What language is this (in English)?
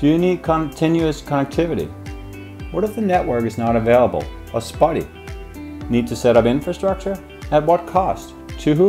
English